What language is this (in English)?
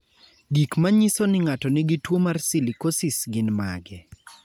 Luo (Kenya and Tanzania)